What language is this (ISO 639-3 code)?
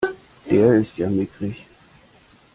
deu